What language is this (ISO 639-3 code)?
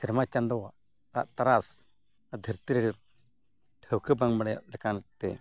sat